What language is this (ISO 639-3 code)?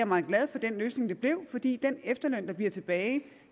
dan